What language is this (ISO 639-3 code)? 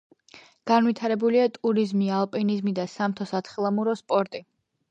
kat